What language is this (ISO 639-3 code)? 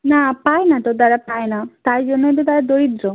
ben